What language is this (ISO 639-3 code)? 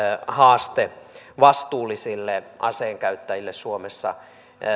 fin